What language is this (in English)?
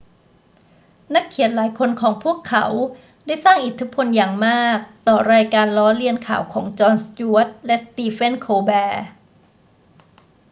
Thai